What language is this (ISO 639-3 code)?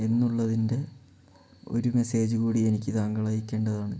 mal